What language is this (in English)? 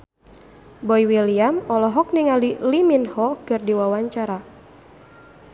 Sundanese